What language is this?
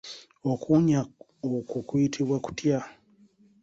Ganda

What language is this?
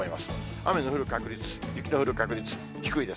Japanese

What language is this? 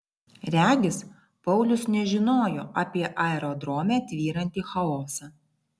Lithuanian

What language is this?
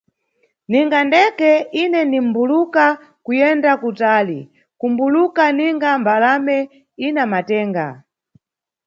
Nyungwe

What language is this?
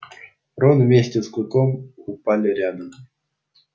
Russian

